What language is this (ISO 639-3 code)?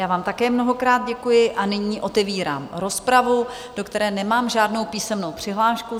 ces